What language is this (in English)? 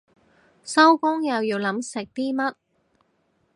Cantonese